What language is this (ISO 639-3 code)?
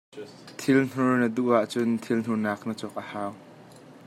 cnh